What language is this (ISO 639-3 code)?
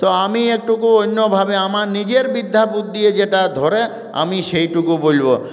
ben